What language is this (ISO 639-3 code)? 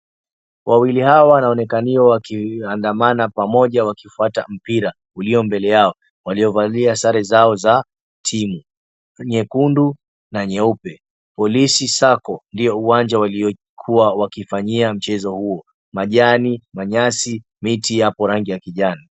swa